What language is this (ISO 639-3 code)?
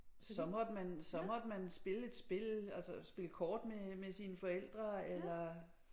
dan